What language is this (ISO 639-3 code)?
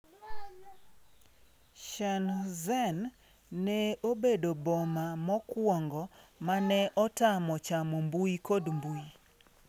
luo